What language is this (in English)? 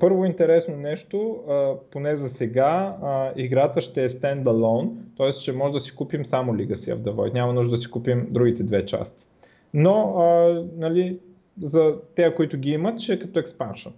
Bulgarian